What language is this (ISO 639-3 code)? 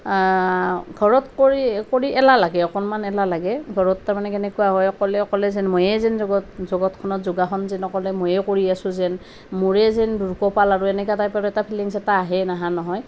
asm